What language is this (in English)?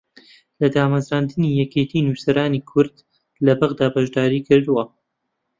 Central Kurdish